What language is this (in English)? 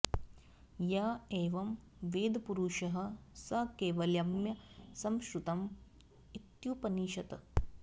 Sanskrit